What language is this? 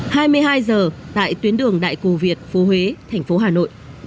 Vietnamese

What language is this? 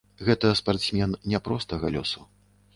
Belarusian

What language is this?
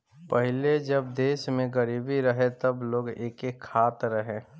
Bhojpuri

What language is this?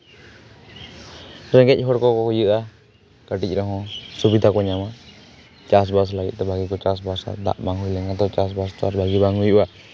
Santali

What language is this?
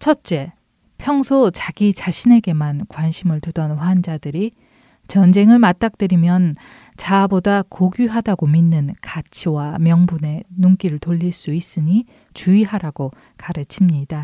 Korean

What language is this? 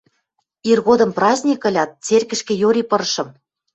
Western Mari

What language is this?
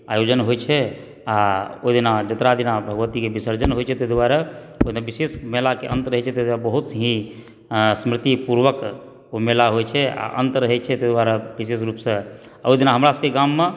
Maithili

